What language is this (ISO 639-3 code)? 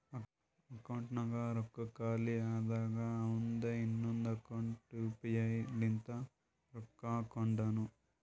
kan